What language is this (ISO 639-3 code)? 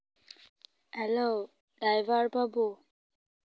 sat